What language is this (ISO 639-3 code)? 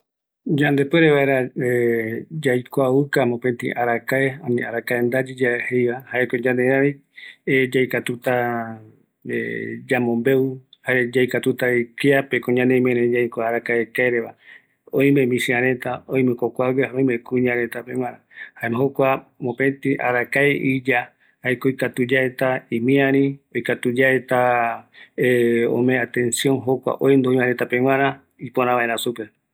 gui